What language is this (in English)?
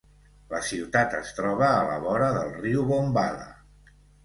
Catalan